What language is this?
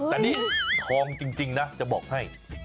Thai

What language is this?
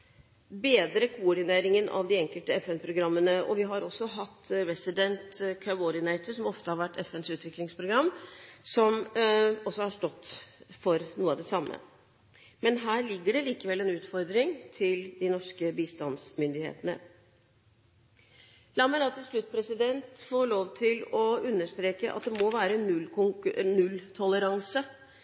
Norwegian Bokmål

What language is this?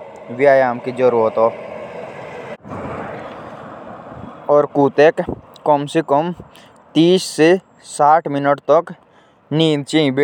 Jaunsari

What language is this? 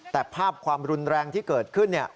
Thai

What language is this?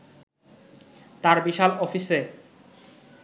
Bangla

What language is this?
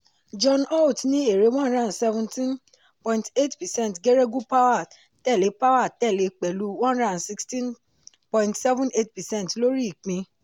Yoruba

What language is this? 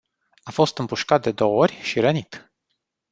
Romanian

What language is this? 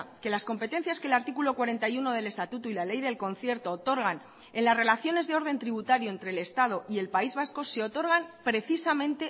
Spanish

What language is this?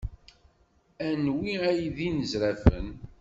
Kabyle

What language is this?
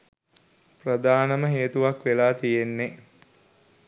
Sinhala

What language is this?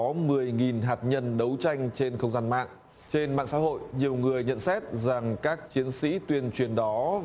Vietnamese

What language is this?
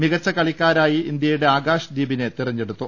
Malayalam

